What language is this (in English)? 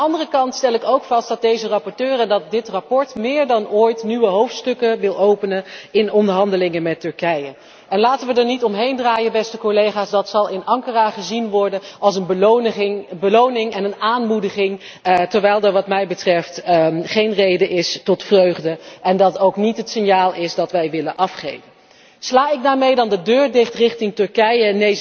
Dutch